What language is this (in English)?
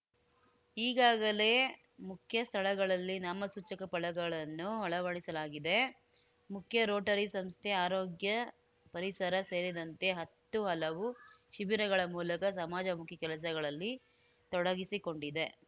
Kannada